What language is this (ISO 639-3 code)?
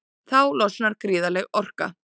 isl